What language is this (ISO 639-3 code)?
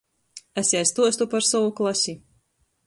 ltg